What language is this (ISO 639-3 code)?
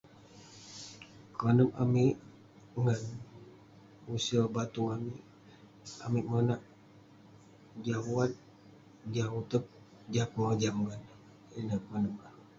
pne